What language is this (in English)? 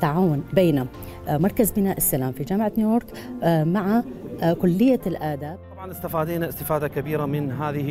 Arabic